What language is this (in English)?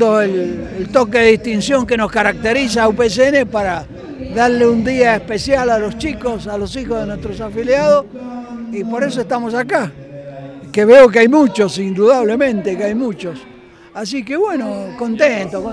Spanish